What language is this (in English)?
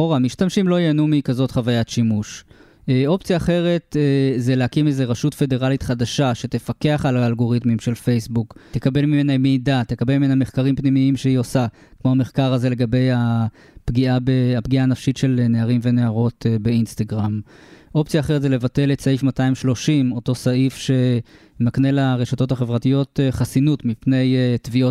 Hebrew